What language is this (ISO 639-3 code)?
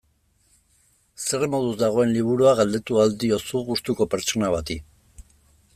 eus